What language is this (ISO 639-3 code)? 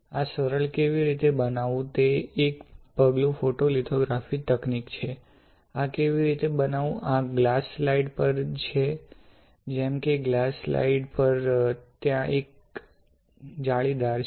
guj